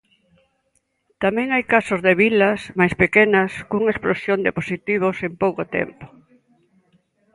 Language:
Galician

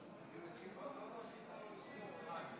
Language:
Hebrew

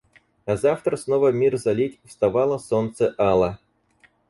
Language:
Russian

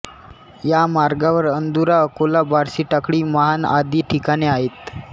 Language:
Marathi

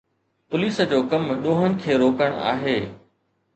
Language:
Sindhi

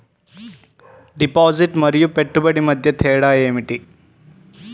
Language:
Telugu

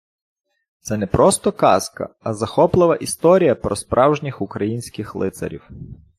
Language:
Ukrainian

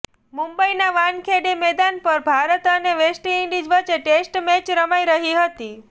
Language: Gujarati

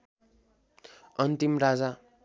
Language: Nepali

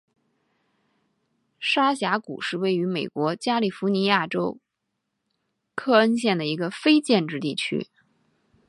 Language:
Chinese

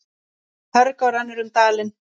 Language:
Icelandic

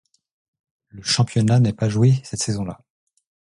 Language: French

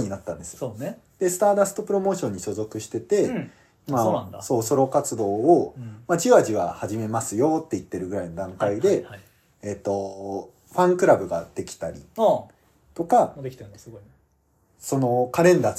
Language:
Japanese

